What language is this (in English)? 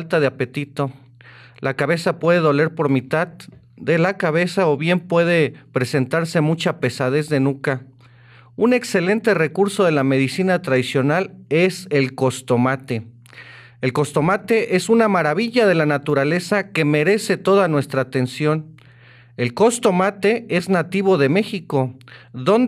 Spanish